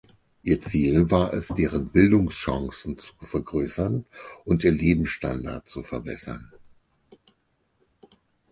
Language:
German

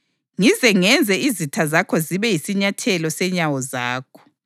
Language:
North Ndebele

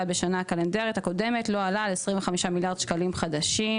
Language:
Hebrew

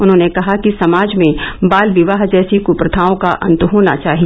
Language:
Hindi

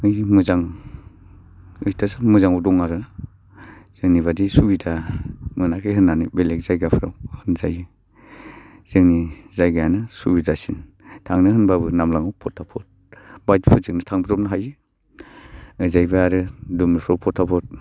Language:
Bodo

